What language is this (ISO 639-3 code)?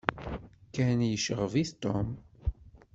kab